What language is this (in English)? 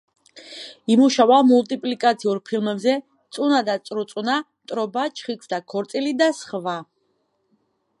Georgian